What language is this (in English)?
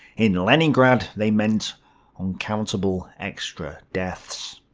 English